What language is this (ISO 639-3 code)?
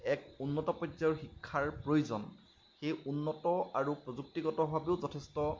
asm